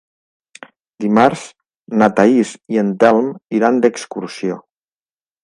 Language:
Catalan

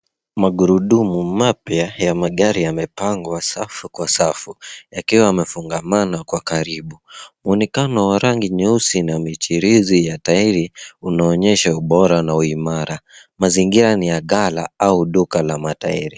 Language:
Swahili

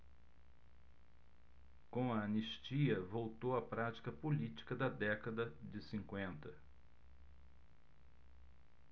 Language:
Portuguese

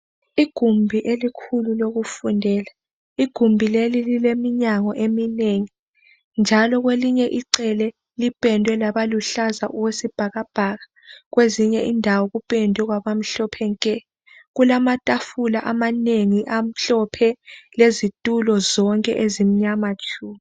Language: North Ndebele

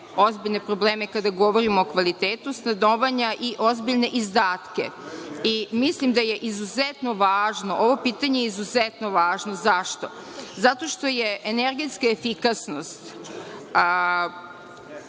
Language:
Serbian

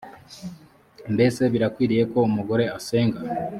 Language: Kinyarwanda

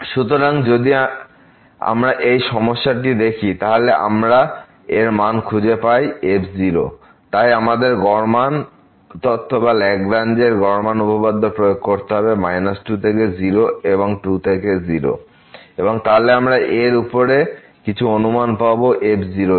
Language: Bangla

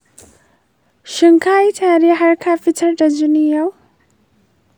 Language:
Hausa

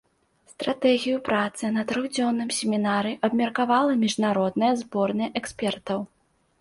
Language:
Belarusian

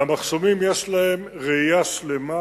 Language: Hebrew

